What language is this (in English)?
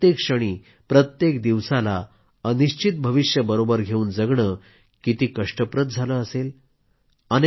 Marathi